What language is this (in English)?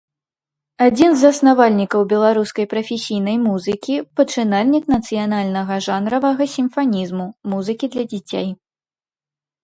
Belarusian